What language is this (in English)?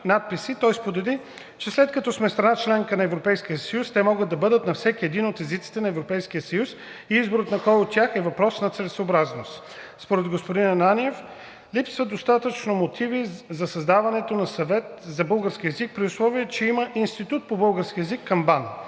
Bulgarian